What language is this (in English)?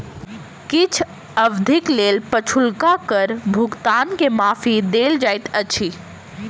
Maithili